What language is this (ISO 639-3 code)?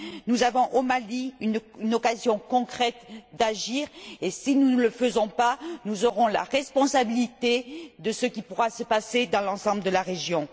fra